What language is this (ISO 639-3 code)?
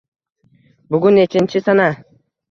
uzb